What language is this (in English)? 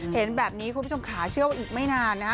Thai